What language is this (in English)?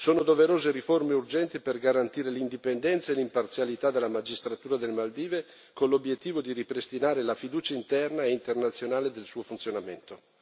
Italian